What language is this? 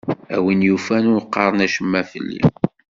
Kabyle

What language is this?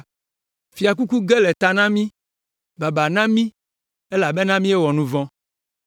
Ewe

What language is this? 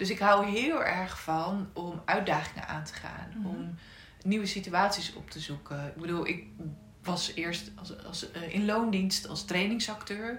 Dutch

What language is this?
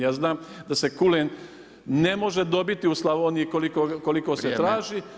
Croatian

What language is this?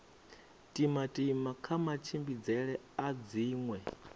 Venda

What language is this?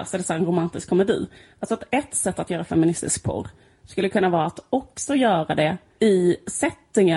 Swedish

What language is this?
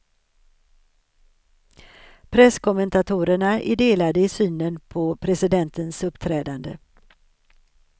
Swedish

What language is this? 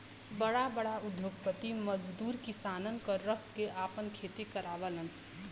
Bhojpuri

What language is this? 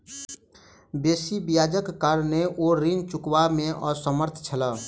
Maithili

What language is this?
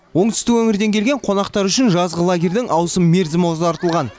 Kazakh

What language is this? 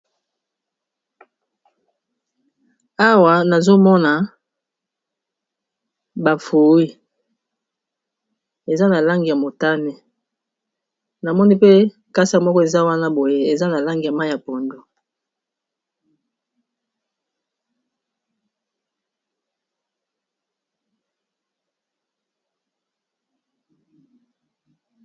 Lingala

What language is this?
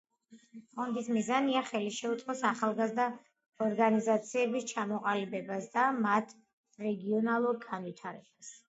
Georgian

